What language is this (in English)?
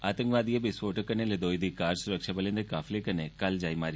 Dogri